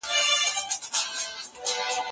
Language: Pashto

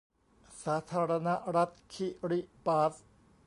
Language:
Thai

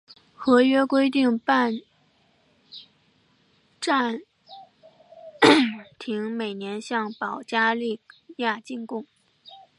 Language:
Chinese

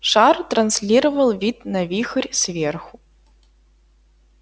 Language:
Russian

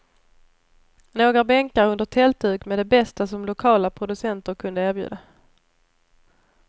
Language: Swedish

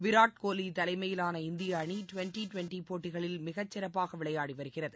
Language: Tamil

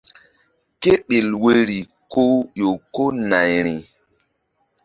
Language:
Mbum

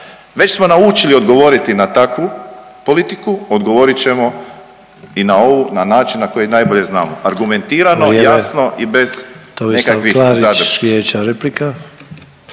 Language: Croatian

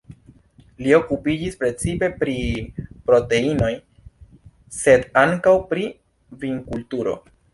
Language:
Esperanto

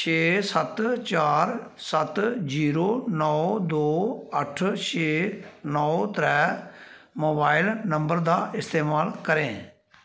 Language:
Dogri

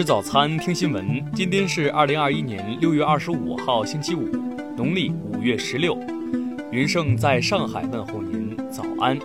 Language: Chinese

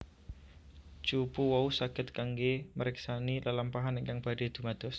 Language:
Javanese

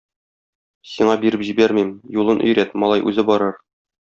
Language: Tatar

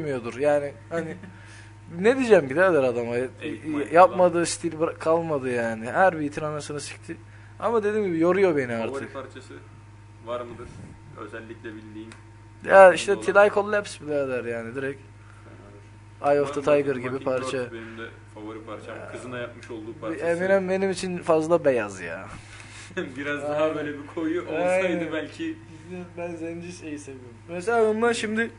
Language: Turkish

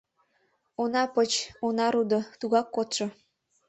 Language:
Mari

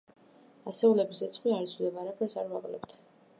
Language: Georgian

